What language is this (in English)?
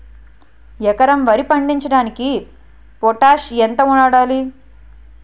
Telugu